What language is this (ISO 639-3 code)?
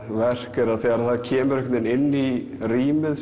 isl